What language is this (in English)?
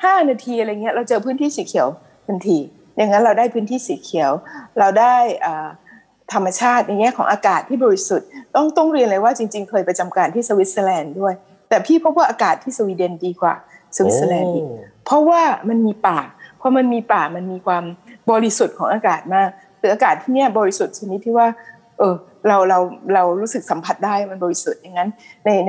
Thai